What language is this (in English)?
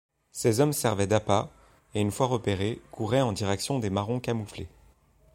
French